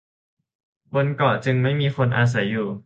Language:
Thai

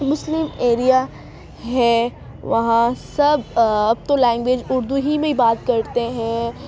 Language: Urdu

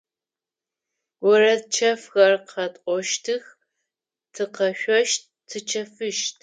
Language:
Adyghe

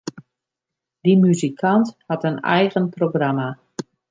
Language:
Western Frisian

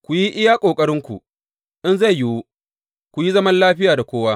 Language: Hausa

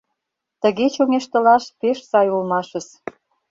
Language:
Mari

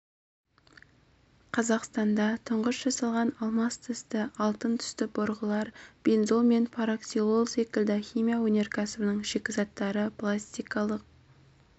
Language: Kazakh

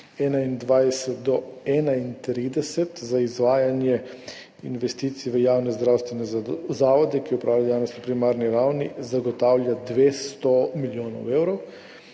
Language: Slovenian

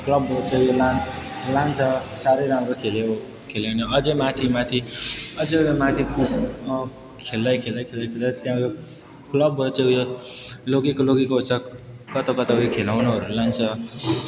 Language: Nepali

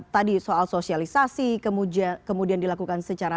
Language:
Indonesian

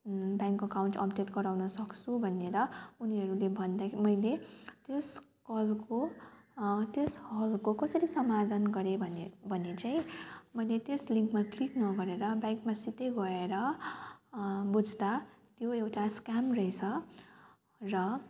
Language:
Nepali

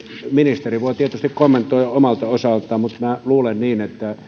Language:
Finnish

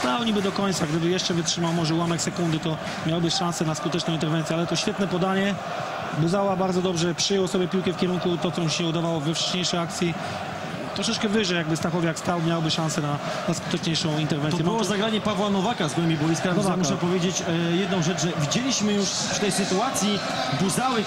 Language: Polish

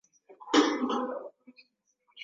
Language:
Swahili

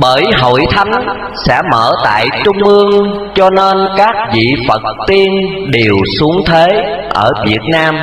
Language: Vietnamese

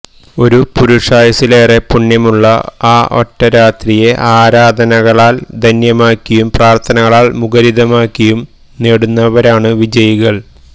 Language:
Malayalam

